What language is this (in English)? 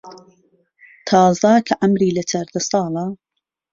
Central Kurdish